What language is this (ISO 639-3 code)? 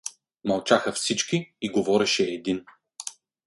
bul